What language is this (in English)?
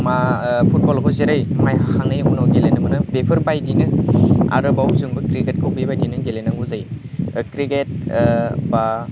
Bodo